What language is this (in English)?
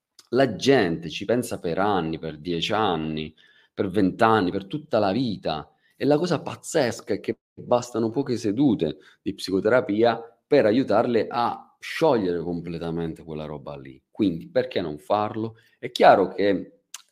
Italian